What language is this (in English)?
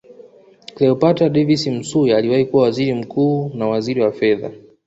Swahili